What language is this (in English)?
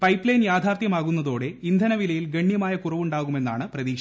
Malayalam